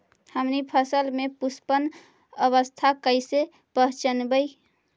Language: Magahi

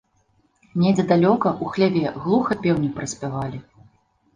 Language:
Belarusian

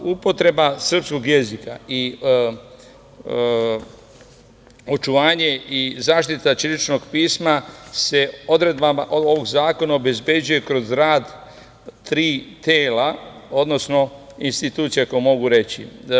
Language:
Serbian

